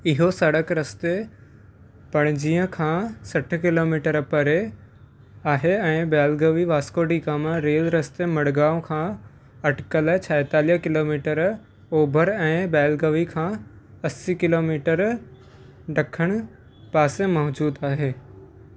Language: Sindhi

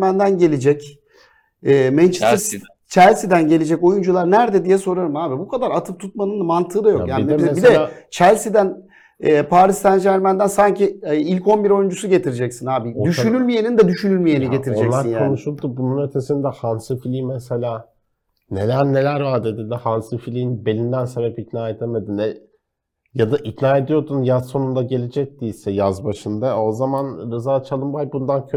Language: Turkish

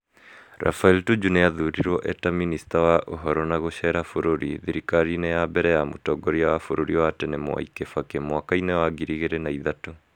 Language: Kikuyu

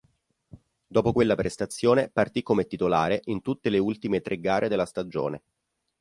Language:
Italian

